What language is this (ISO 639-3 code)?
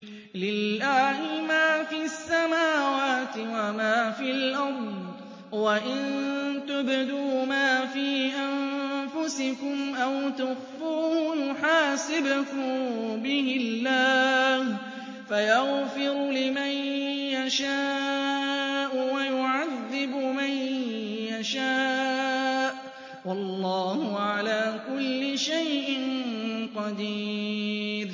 ara